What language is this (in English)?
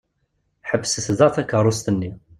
Kabyle